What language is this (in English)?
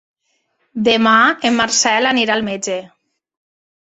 Catalan